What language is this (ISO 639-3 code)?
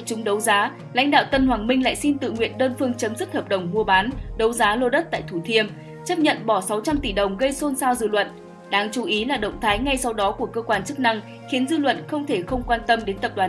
vie